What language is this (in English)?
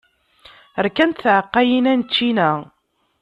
Kabyle